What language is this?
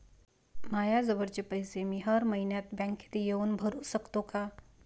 Marathi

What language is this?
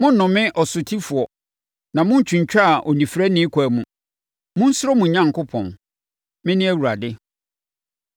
Akan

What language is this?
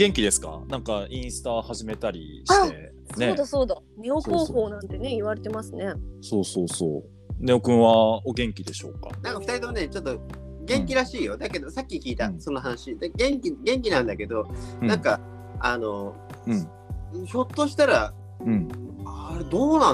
Japanese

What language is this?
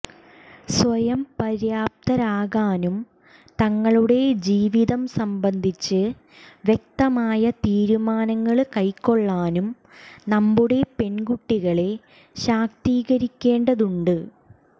Malayalam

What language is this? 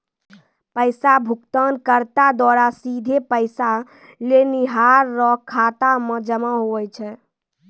Maithili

